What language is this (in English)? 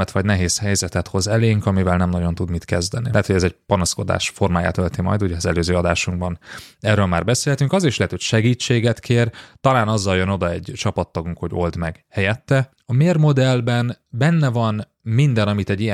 Hungarian